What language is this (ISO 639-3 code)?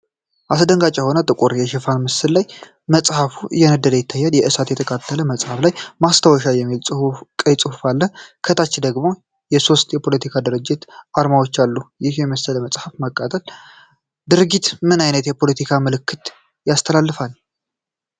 amh